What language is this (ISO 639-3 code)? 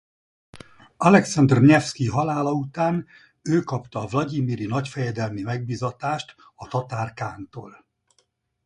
hun